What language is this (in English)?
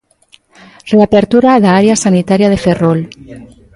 Galician